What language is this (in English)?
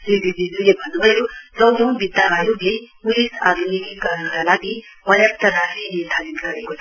Nepali